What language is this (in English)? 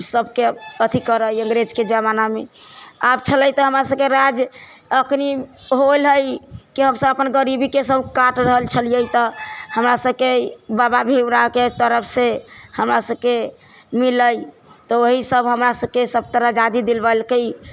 Maithili